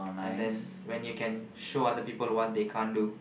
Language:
English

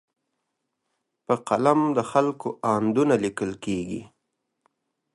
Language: Pashto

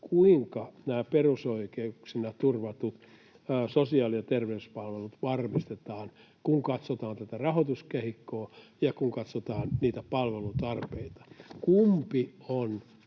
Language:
Finnish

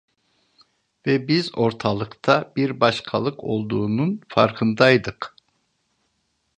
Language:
Turkish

